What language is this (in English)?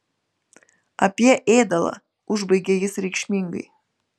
Lithuanian